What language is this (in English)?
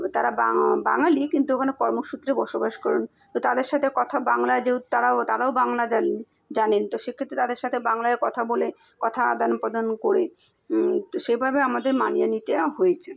Bangla